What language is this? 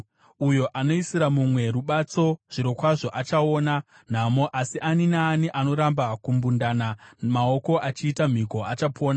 Shona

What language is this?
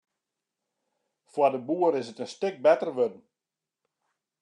Western Frisian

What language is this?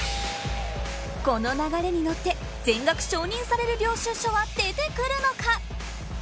Japanese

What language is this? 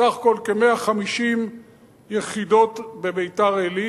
Hebrew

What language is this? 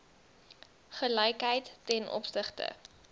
Afrikaans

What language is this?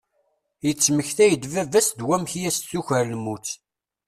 Kabyle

